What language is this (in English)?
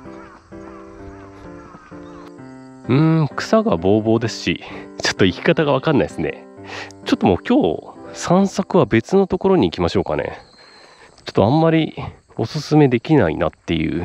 Japanese